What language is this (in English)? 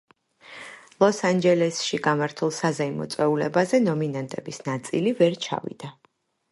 Georgian